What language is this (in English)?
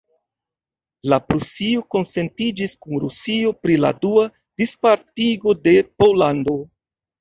Esperanto